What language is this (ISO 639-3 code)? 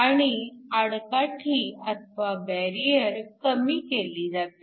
mar